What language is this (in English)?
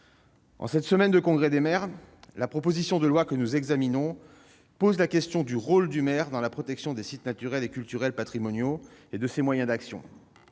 French